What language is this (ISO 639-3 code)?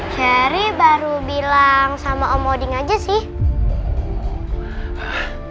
ind